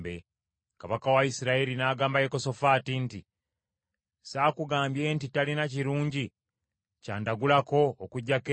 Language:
Ganda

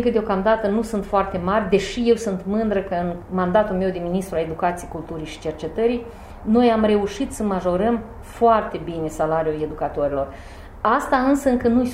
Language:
Romanian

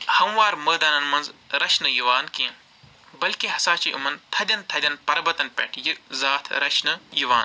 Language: Kashmiri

